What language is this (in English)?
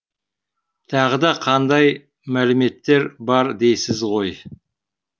Kazakh